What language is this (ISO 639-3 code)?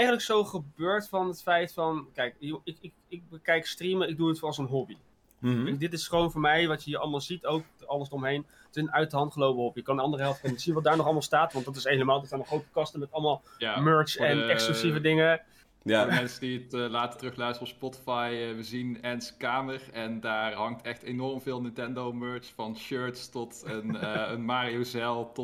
nld